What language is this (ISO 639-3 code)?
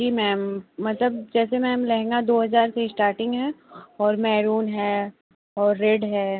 hin